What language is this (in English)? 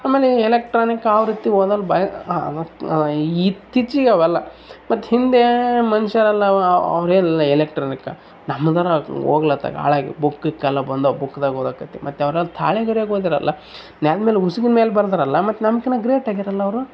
Kannada